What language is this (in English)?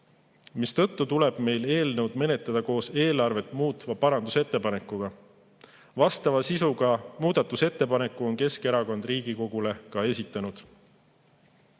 Estonian